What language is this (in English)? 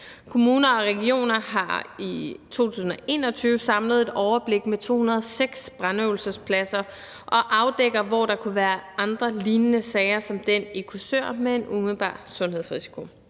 Danish